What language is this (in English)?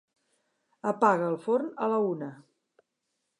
Catalan